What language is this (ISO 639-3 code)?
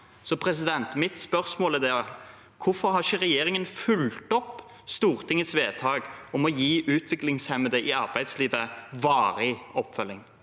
nor